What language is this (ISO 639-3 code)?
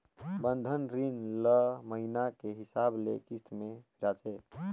hne